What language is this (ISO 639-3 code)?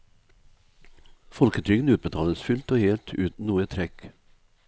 nor